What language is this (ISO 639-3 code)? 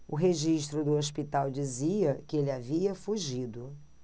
por